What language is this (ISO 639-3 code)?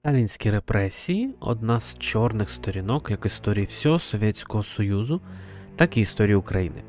ukr